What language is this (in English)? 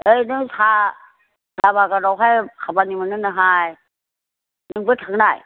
Bodo